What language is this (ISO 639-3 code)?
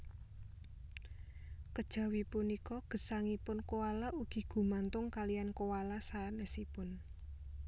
jav